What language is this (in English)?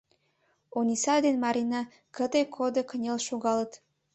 Mari